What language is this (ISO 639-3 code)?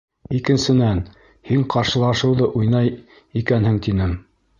bak